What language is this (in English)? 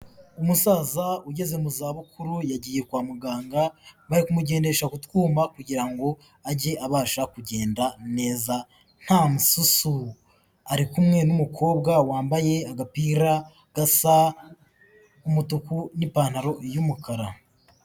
Kinyarwanda